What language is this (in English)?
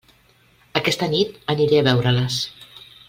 Catalan